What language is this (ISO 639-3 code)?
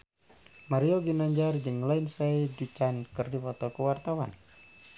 sun